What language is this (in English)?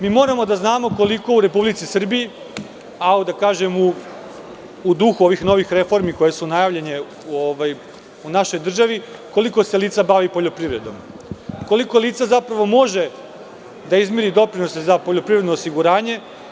Serbian